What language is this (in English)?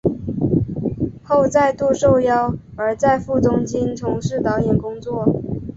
Chinese